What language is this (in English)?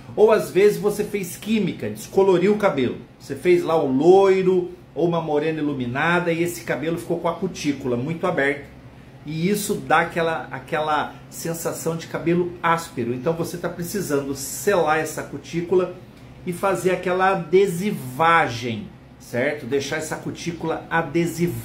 Portuguese